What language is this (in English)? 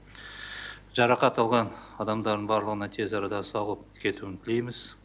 Kazakh